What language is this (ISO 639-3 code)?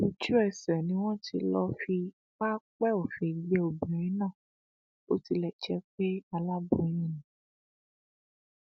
yor